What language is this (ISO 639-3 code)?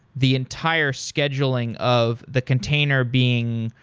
eng